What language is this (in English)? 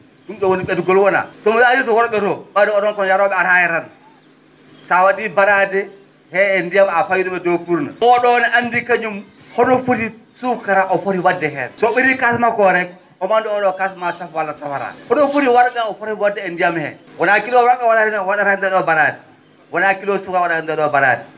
Fula